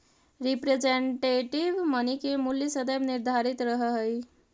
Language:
Magahi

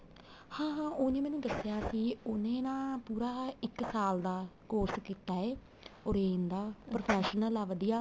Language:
Punjabi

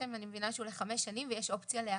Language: Hebrew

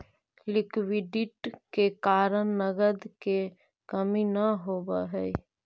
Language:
Magahi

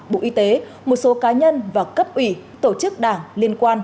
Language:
Vietnamese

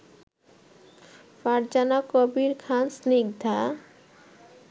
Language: Bangla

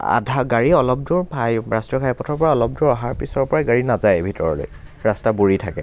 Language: Assamese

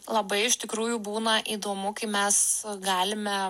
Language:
Lithuanian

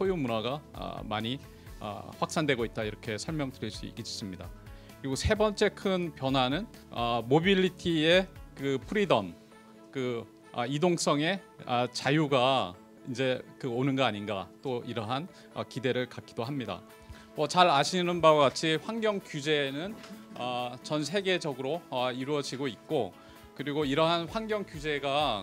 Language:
Korean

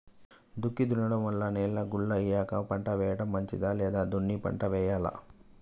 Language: Telugu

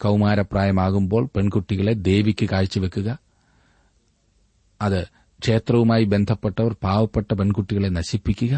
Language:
Malayalam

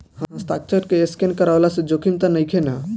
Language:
Bhojpuri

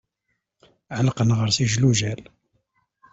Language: Kabyle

